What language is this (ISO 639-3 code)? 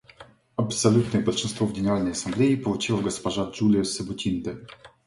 rus